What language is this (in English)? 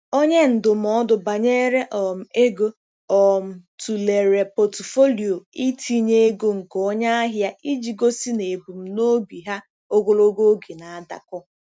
Igbo